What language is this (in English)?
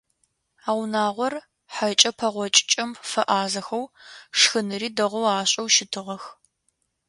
Adyghe